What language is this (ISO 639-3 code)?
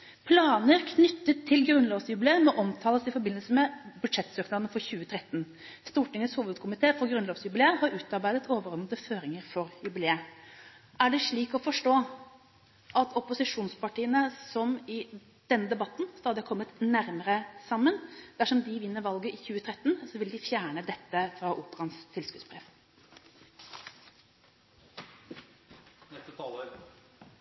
nob